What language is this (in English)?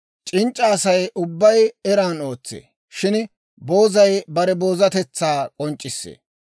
Dawro